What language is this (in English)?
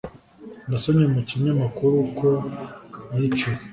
Kinyarwanda